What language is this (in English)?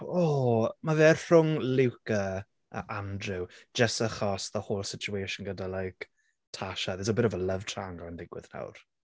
Welsh